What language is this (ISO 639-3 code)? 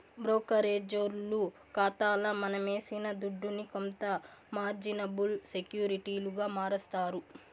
tel